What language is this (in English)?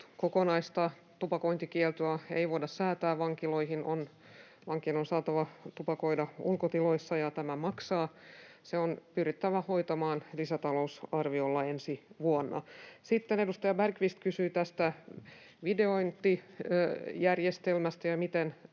Finnish